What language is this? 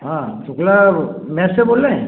Hindi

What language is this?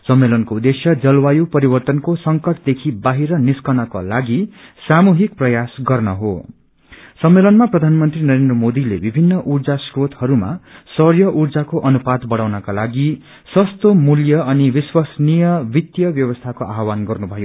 Nepali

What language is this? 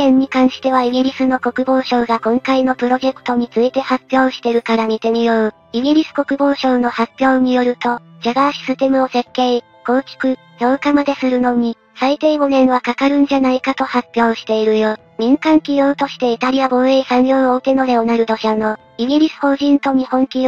Japanese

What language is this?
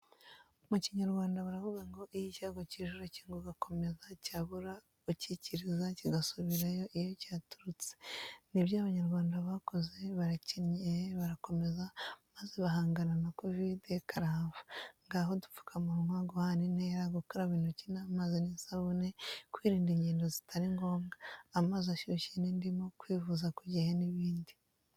Kinyarwanda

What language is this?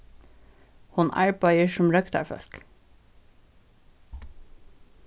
Faroese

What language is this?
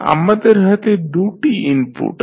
Bangla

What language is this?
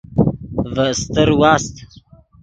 Yidgha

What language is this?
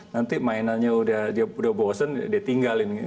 Indonesian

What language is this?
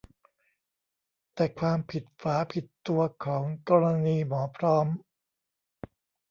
Thai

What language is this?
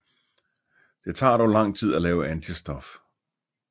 Danish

